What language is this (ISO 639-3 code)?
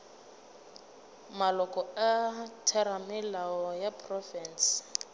nso